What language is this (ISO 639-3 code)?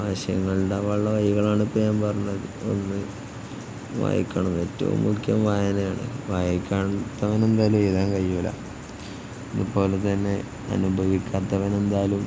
mal